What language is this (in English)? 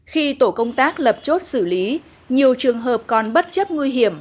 Vietnamese